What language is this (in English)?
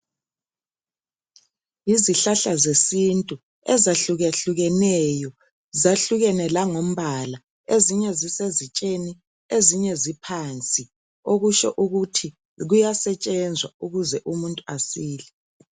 North Ndebele